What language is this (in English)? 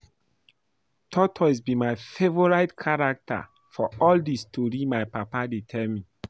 Nigerian Pidgin